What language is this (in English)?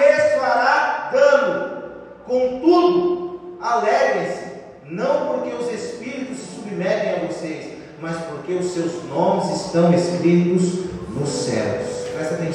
Portuguese